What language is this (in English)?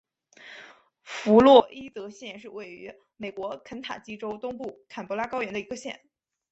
Chinese